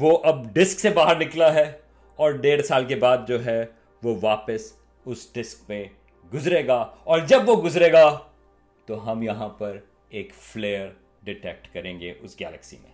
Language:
Urdu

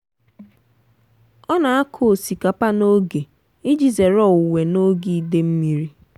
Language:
Igbo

